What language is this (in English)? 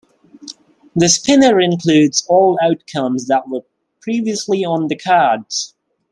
English